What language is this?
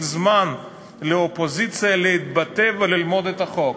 Hebrew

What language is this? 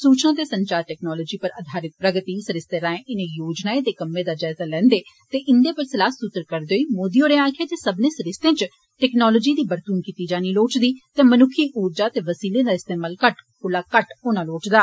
Dogri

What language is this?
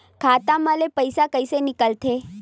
Chhattisgarhi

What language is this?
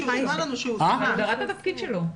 Hebrew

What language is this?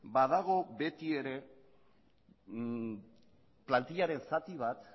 Basque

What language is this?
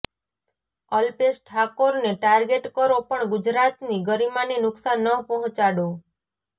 Gujarati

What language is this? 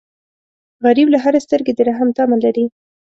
Pashto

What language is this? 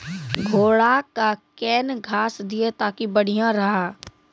Maithili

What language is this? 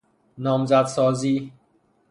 Persian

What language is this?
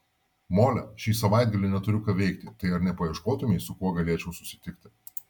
Lithuanian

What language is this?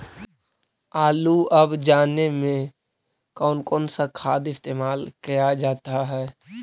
Magahi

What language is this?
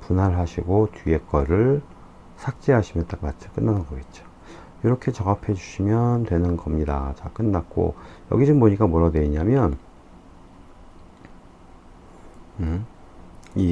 Korean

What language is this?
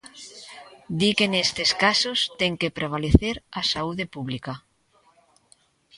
Galician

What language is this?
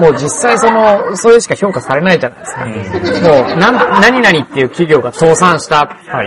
Japanese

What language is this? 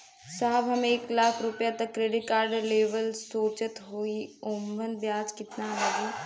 Bhojpuri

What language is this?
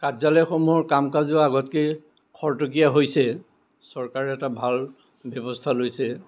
Assamese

